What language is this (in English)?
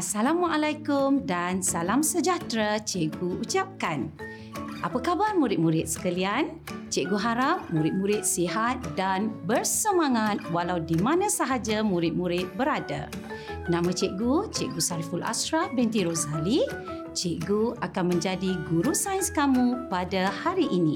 Malay